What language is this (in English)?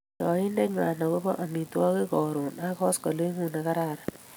Kalenjin